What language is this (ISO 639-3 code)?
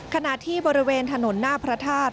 tha